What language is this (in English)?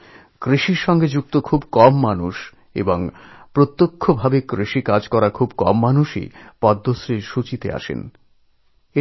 Bangla